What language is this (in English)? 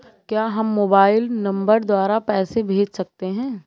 Hindi